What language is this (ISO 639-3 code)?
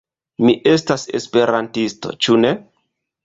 epo